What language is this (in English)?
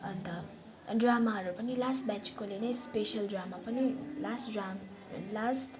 Nepali